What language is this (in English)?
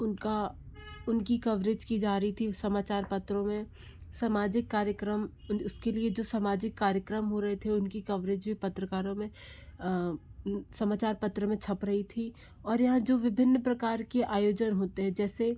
Hindi